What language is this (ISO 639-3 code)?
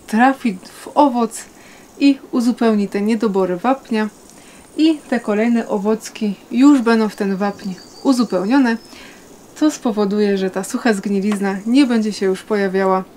pol